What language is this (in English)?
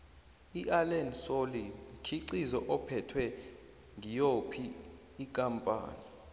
South Ndebele